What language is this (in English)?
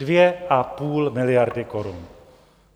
Czech